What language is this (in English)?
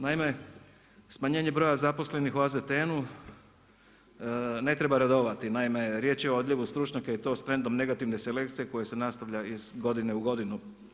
Croatian